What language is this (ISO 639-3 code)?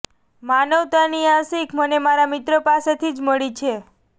guj